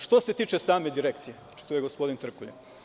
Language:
Serbian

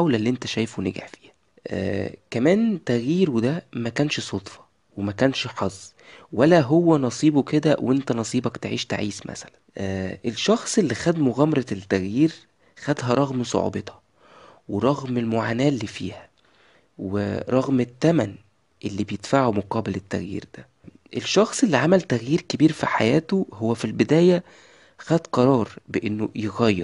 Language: Arabic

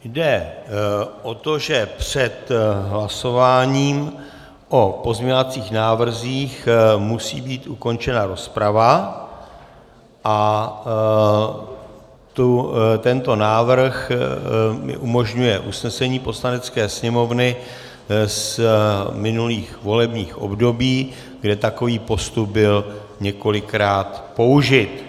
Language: Czech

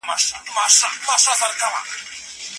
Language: Pashto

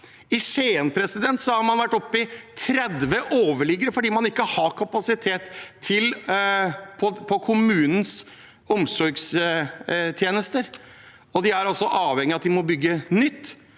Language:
Norwegian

